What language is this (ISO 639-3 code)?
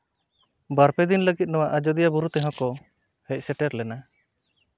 sat